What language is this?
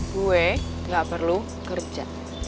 Indonesian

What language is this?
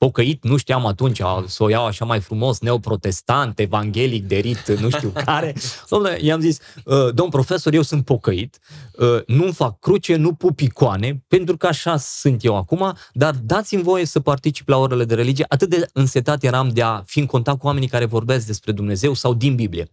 Romanian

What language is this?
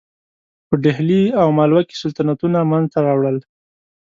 Pashto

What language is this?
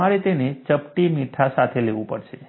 Gujarati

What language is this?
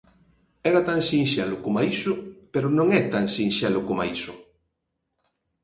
Galician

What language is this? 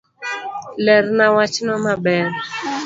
Luo (Kenya and Tanzania)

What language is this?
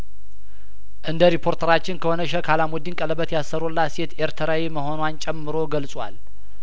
Amharic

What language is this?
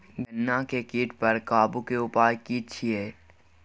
Maithili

